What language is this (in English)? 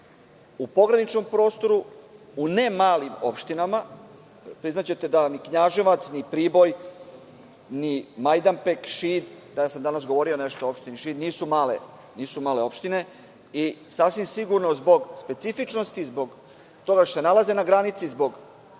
Serbian